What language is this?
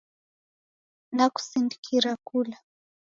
Taita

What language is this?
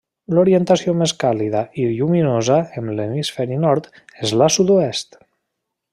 Catalan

